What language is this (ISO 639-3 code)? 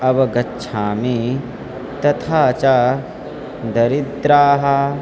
san